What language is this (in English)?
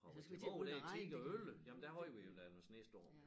Danish